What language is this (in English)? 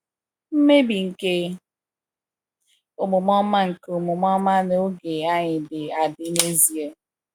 Igbo